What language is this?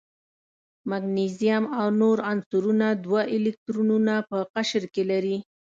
Pashto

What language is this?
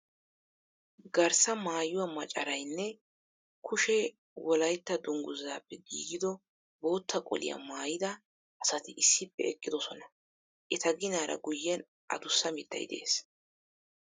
Wolaytta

